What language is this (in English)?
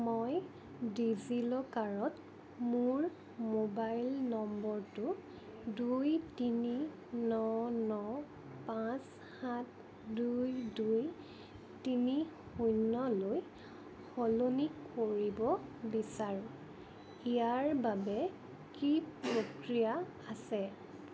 Assamese